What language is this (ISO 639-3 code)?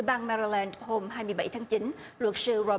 vie